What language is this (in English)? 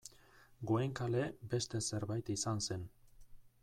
Basque